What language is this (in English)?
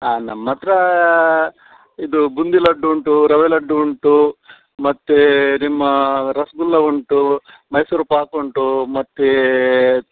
Kannada